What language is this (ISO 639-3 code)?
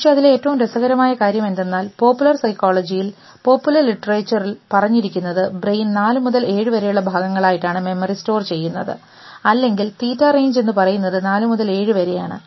mal